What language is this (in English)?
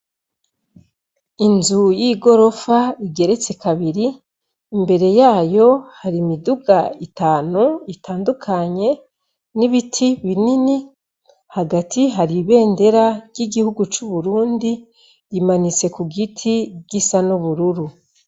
Rundi